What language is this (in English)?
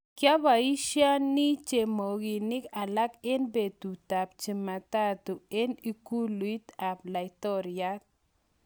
Kalenjin